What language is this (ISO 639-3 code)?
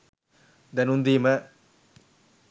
sin